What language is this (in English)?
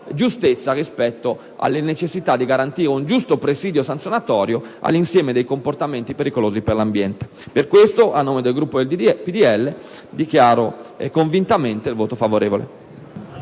Italian